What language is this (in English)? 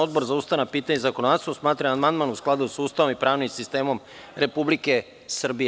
Serbian